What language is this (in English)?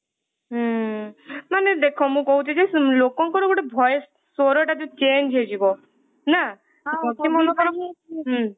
Odia